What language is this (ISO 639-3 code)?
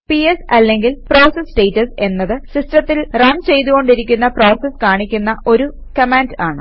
mal